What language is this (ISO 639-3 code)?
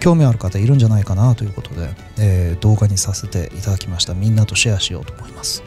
jpn